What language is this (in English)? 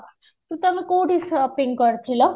Odia